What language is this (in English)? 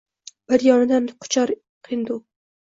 Uzbek